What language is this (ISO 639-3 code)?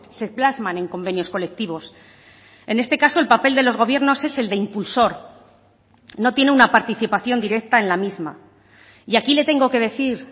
spa